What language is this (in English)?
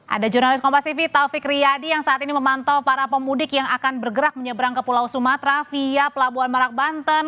Indonesian